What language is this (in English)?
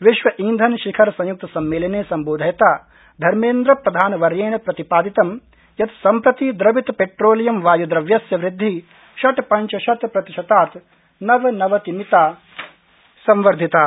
Sanskrit